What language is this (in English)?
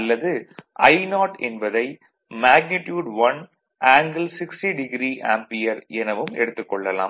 Tamil